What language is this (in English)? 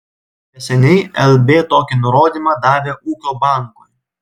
Lithuanian